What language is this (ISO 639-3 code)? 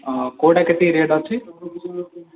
ori